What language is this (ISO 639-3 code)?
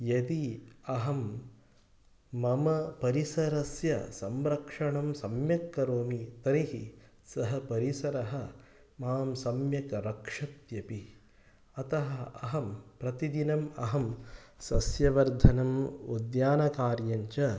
san